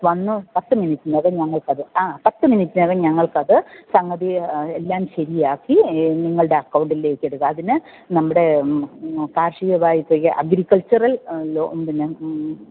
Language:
Malayalam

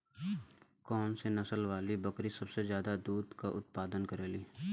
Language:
Bhojpuri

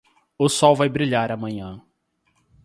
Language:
Portuguese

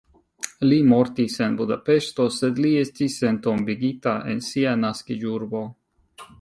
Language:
Esperanto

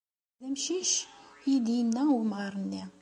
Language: Kabyle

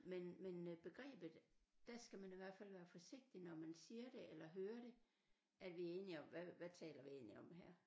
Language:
Danish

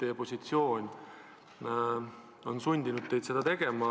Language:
Estonian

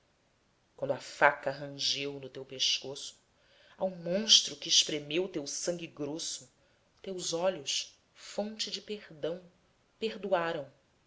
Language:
Portuguese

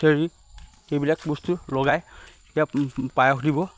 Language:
Assamese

